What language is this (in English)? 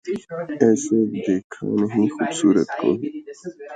Urdu